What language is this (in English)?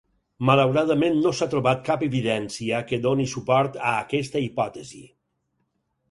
Catalan